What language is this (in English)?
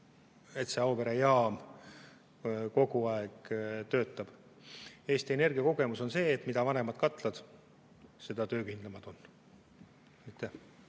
Estonian